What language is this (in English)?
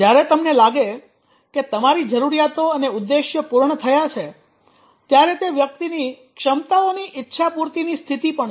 Gujarati